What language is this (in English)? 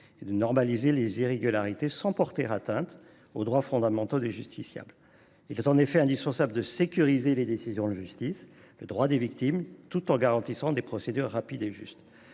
French